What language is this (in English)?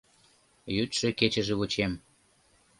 Mari